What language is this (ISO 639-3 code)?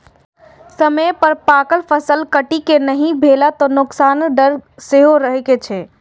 mai